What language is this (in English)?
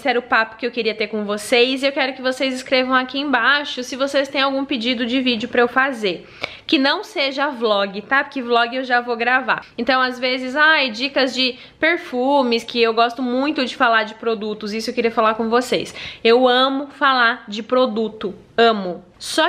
Portuguese